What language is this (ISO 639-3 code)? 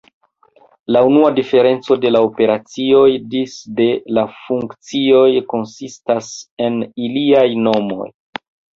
epo